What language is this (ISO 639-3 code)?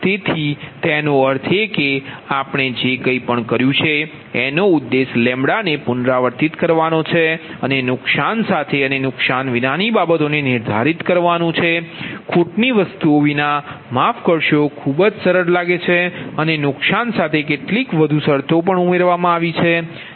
guj